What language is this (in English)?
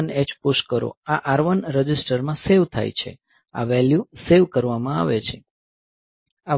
Gujarati